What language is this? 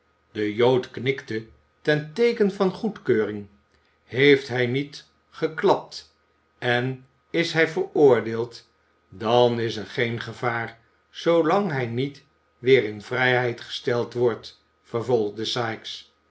Dutch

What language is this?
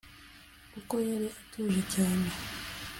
Kinyarwanda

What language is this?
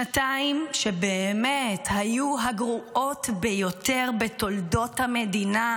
Hebrew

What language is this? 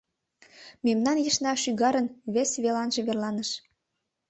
Mari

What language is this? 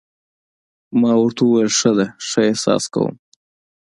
Pashto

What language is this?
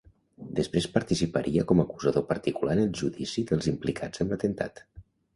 Catalan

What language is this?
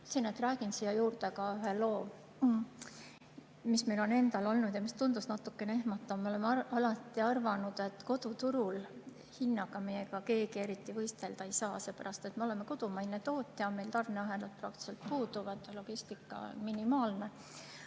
Estonian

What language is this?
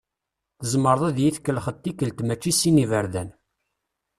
Kabyle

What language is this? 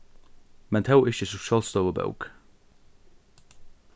Faroese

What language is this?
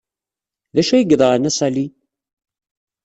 Kabyle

